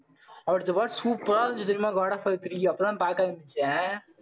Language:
Tamil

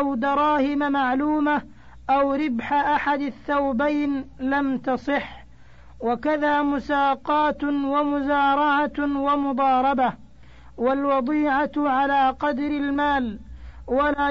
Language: Arabic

